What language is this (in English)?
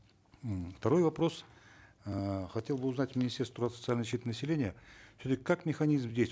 Kazakh